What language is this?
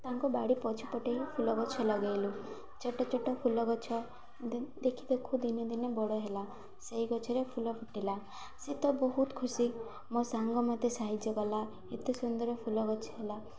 Odia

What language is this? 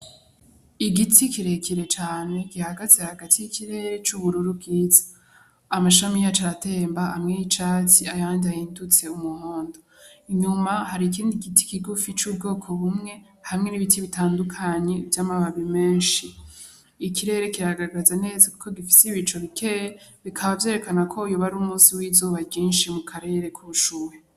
Rundi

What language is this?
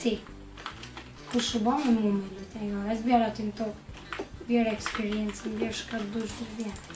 Latvian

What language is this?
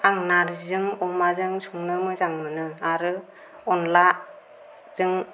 Bodo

